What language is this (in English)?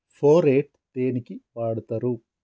Telugu